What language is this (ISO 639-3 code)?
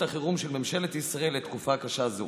heb